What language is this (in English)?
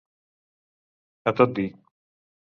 Catalan